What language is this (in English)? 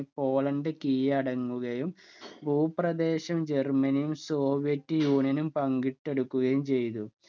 Malayalam